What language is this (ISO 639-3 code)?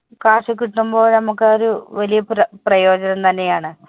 mal